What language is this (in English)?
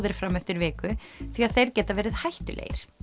Icelandic